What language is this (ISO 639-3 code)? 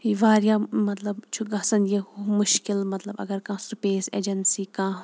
kas